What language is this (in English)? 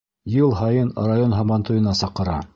Bashkir